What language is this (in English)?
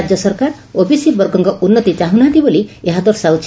Odia